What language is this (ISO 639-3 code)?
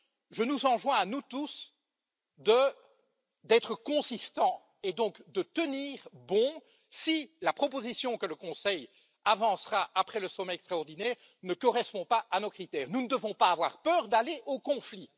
fra